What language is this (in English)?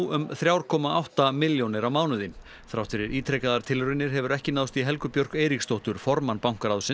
Icelandic